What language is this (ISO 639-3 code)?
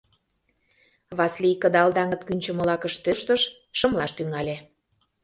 chm